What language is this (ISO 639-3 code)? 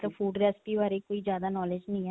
pan